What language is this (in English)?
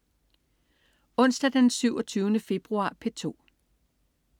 Danish